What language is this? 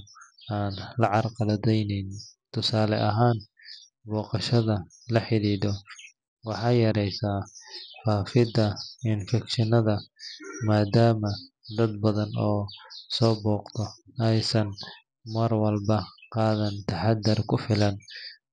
Somali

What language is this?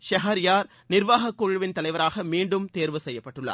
Tamil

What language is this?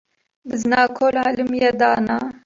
Kurdish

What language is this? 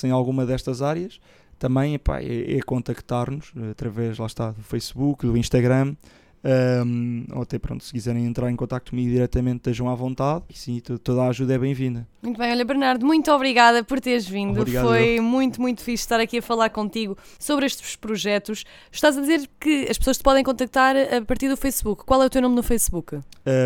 Portuguese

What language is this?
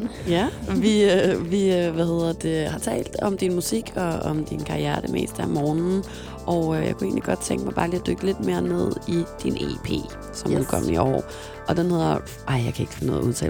Danish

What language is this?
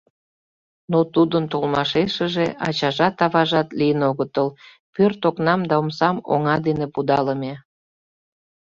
Mari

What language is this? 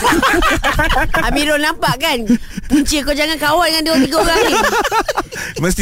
Malay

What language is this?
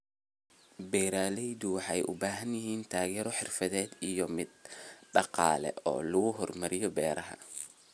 Somali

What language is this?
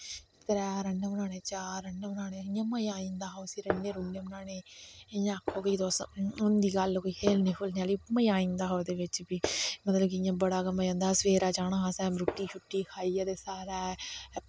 Dogri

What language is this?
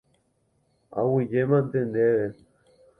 Guarani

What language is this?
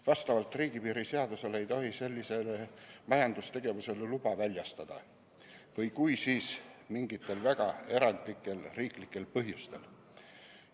Estonian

